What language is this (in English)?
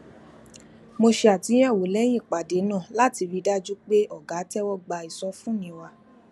Yoruba